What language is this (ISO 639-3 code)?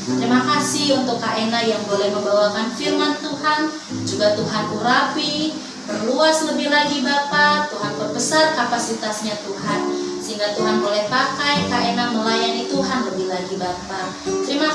ind